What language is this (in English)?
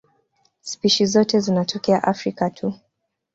Swahili